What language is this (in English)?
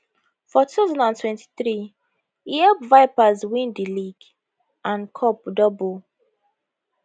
Nigerian Pidgin